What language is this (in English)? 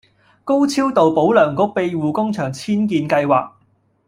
Cantonese